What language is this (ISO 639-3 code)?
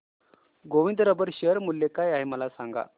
mar